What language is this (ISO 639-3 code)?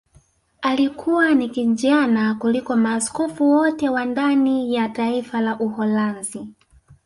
swa